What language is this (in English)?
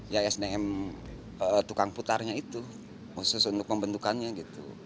Indonesian